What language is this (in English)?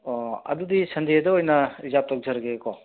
Manipuri